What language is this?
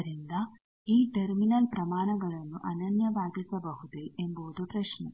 Kannada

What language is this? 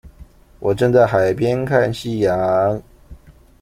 Chinese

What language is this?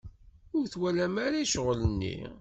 Kabyle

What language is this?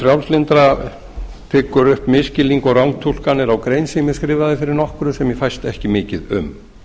Icelandic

